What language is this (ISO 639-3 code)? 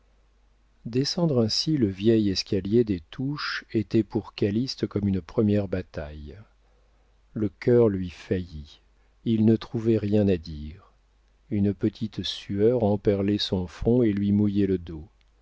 fra